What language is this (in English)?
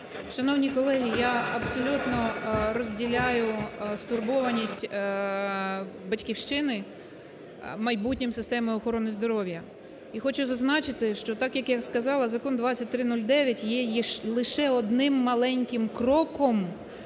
Ukrainian